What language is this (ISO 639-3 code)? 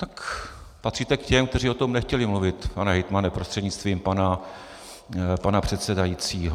ces